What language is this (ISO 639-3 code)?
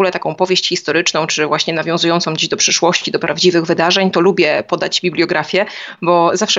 pol